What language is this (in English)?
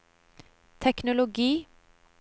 Norwegian